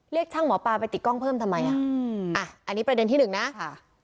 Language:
Thai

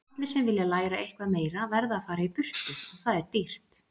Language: Icelandic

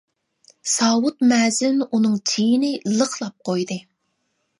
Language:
Uyghur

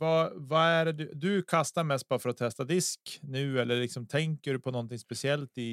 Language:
Swedish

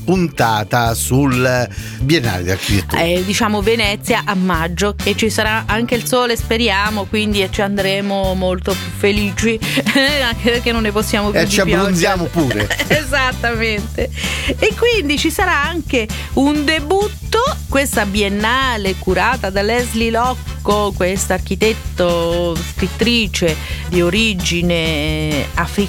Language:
Italian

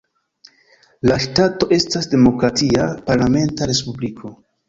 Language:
Esperanto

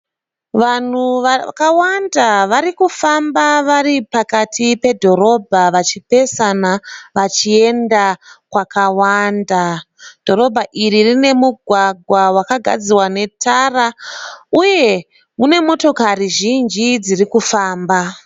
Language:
Shona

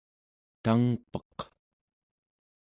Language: Central Yupik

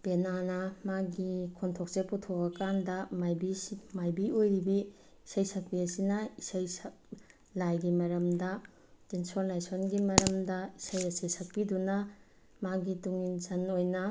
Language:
Manipuri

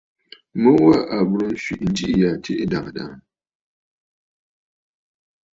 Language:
Bafut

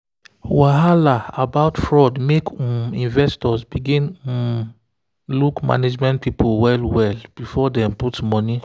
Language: Nigerian Pidgin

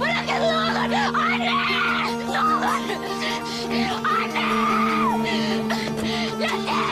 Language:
Turkish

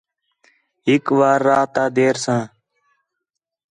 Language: Khetrani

